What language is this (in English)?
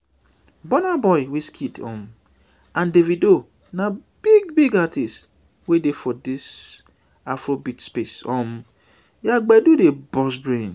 Nigerian Pidgin